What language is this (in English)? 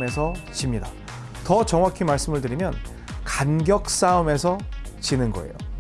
Korean